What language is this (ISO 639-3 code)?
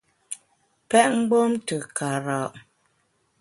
bax